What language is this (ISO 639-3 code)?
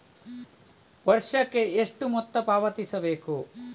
kan